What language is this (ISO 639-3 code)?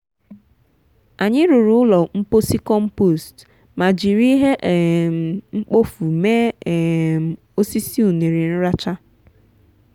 ibo